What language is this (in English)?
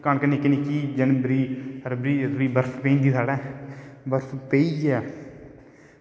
Dogri